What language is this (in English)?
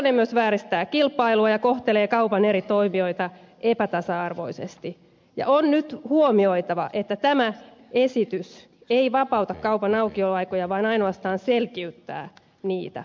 Finnish